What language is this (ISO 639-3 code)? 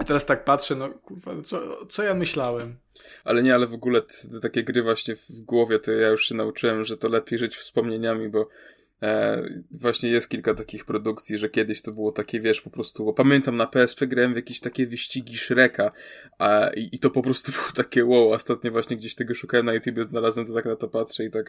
pol